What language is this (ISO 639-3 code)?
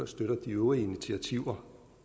dan